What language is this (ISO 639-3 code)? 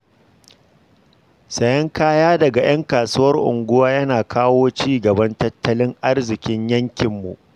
hau